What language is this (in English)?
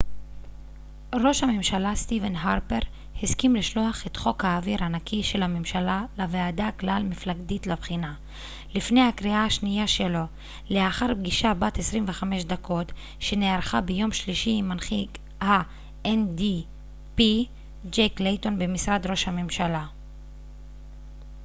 Hebrew